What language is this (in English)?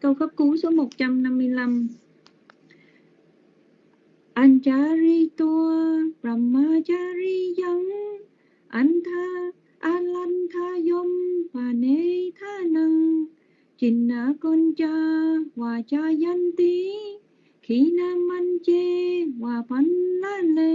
Vietnamese